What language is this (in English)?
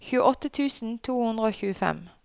Norwegian